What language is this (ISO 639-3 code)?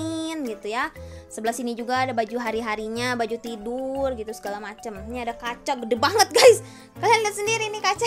ind